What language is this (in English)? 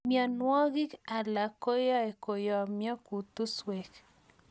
Kalenjin